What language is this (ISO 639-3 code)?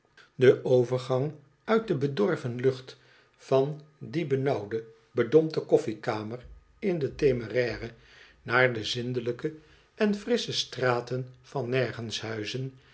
nld